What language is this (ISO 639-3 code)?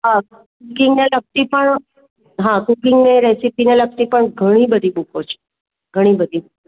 guj